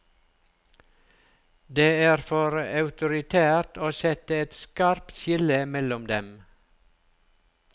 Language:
Norwegian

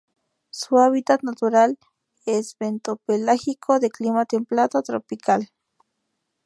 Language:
Spanish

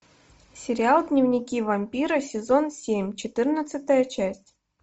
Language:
Russian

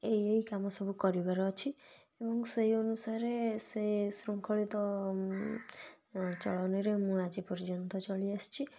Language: Odia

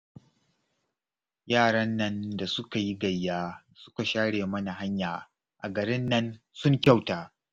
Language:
Hausa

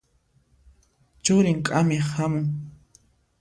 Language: Puno Quechua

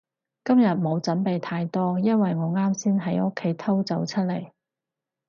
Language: Cantonese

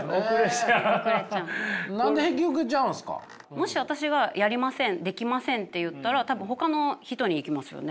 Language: Japanese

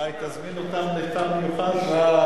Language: Hebrew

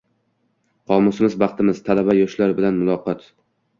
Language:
Uzbek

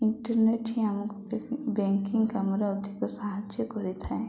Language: Odia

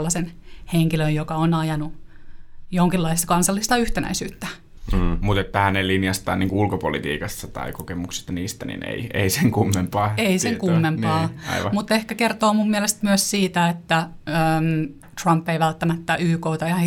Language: Finnish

